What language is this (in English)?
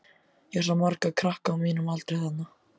Icelandic